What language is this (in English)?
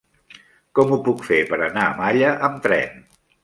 Catalan